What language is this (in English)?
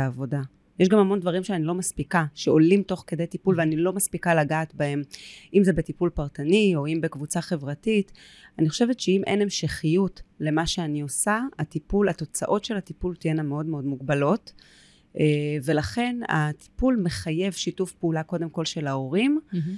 Hebrew